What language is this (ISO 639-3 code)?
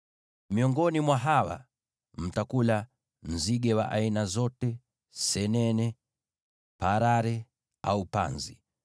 swa